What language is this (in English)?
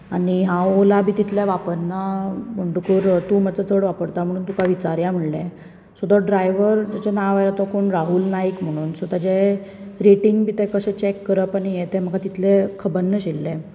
Konkani